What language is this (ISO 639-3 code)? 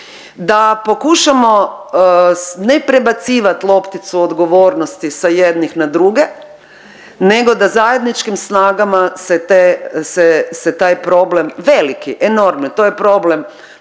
hrv